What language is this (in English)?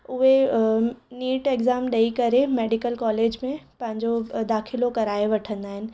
Sindhi